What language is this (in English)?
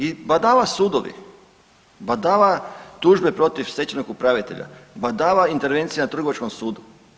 Croatian